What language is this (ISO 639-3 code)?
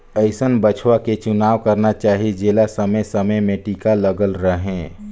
hne